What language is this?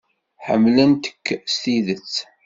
Kabyle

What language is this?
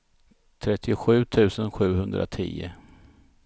Swedish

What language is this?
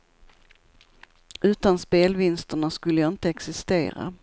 Swedish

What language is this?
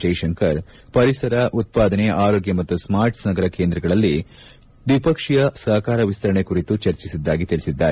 Kannada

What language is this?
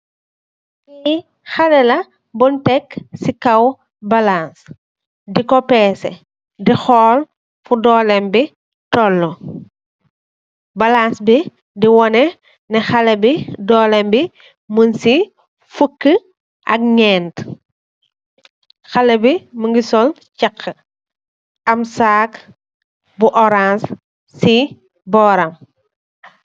Wolof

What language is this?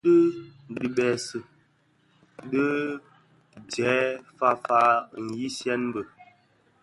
Bafia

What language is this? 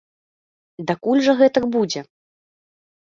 Belarusian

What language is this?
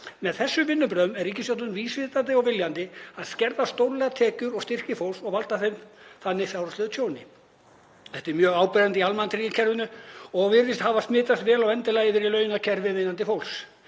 Icelandic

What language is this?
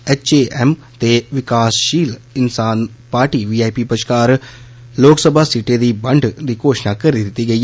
Dogri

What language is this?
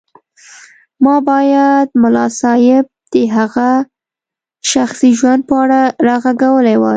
Pashto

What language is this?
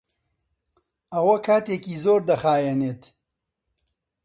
Central Kurdish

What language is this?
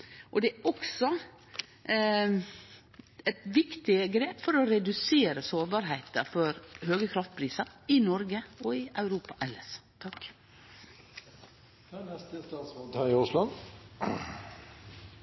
Norwegian Nynorsk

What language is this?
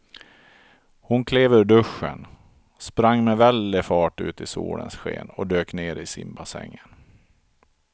Swedish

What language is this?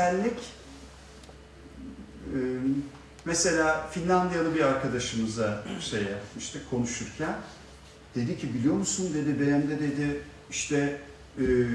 Turkish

